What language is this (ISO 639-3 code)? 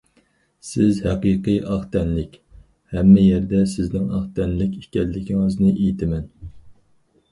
uig